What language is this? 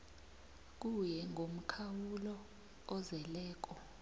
South Ndebele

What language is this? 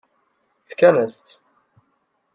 Kabyle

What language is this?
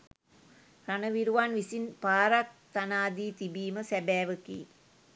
Sinhala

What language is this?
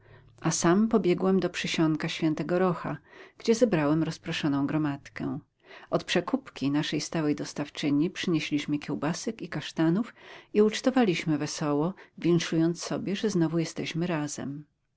Polish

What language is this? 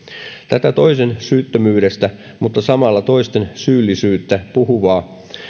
Finnish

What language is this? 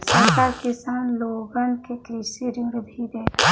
Bhojpuri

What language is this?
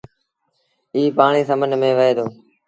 Sindhi Bhil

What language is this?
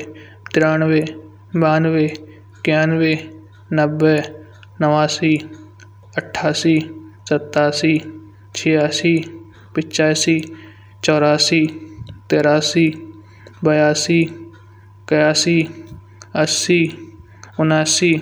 Kanauji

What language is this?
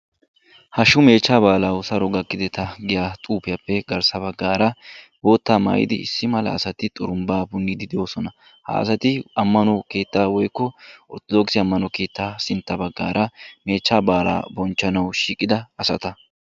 Wolaytta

